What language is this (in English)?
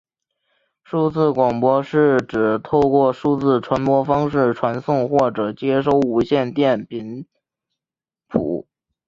Chinese